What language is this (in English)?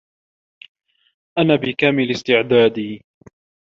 Arabic